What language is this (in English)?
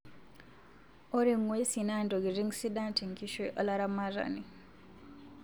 Masai